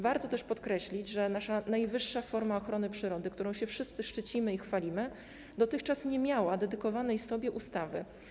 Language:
Polish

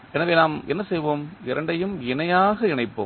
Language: Tamil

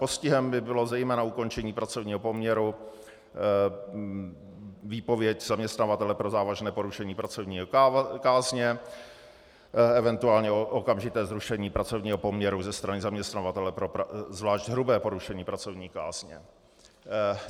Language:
Czech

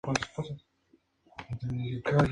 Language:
Spanish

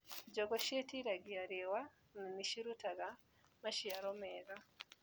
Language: Kikuyu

